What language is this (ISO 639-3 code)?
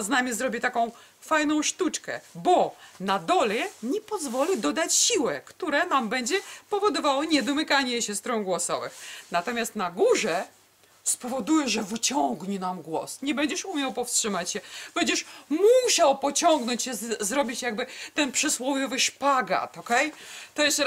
pol